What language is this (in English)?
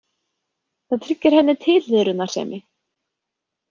Icelandic